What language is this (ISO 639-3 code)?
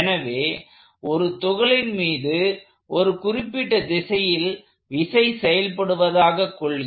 tam